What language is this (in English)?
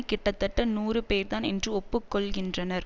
Tamil